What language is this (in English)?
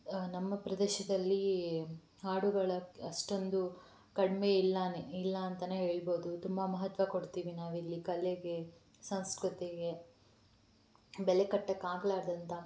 Kannada